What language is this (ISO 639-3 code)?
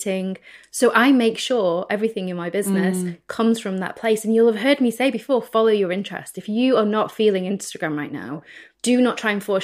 eng